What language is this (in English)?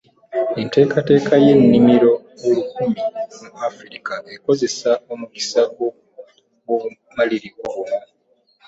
Ganda